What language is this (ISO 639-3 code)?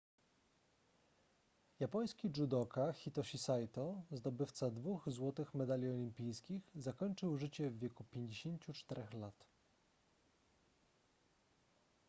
pol